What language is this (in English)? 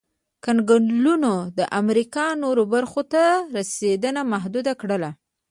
Pashto